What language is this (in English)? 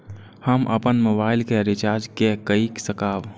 Maithili